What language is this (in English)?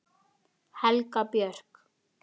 Icelandic